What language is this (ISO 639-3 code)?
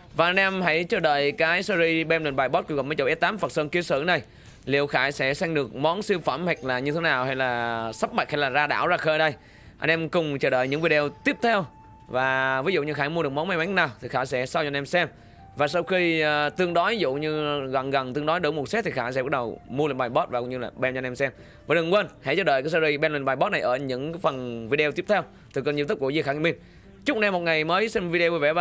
vie